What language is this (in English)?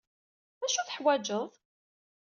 Kabyle